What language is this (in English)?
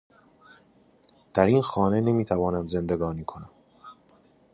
Persian